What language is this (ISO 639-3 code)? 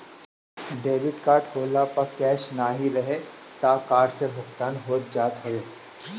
bho